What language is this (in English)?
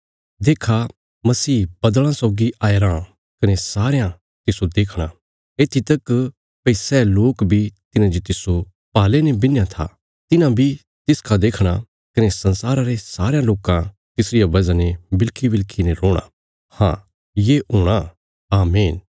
Bilaspuri